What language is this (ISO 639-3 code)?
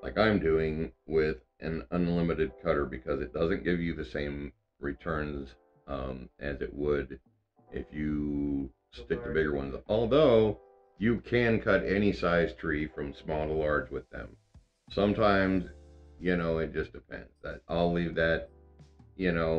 eng